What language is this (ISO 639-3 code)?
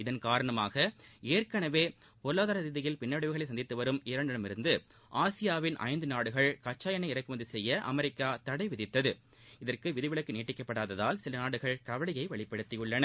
tam